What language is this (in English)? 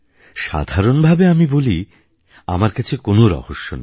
Bangla